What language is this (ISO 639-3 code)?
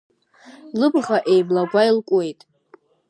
abk